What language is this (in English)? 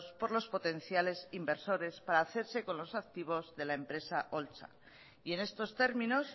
Spanish